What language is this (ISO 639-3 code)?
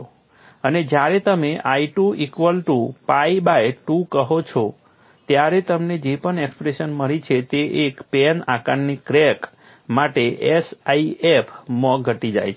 guj